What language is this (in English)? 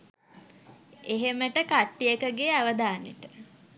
Sinhala